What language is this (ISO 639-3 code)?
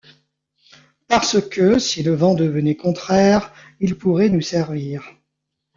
fra